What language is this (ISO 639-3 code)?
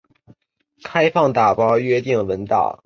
zho